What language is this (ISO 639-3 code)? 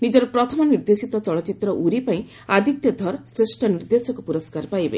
ori